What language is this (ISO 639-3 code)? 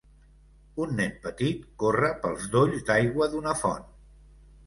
cat